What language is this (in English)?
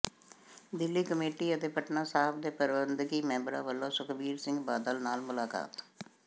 Punjabi